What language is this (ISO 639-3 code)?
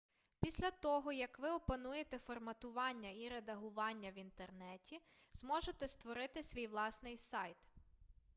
ukr